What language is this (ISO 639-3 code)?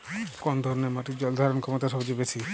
ben